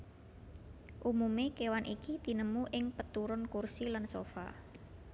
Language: Javanese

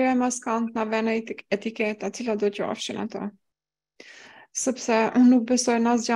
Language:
Romanian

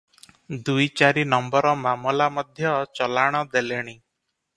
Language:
Odia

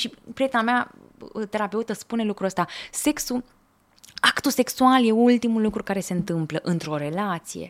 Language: Romanian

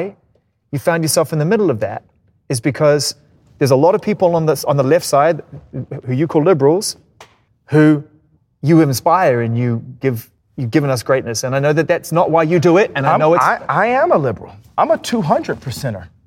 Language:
English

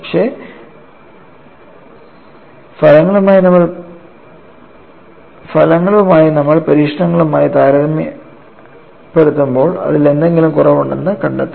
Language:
Malayalam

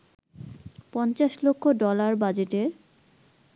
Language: Bangla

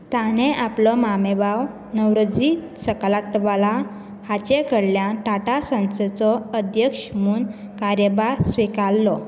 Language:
Konkani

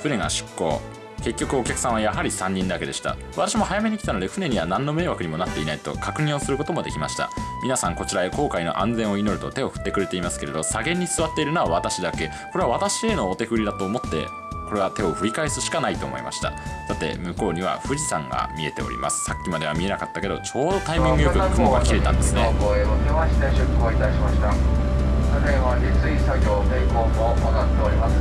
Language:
Japanese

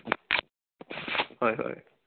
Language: Assamese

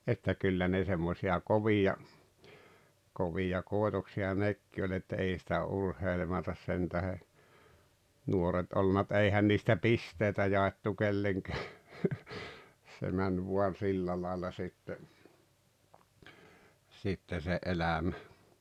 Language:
Finnish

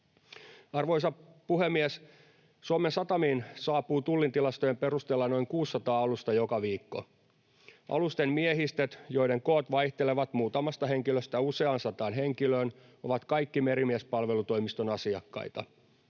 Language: Finnish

